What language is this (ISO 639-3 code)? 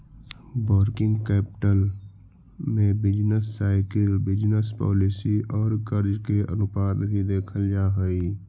mag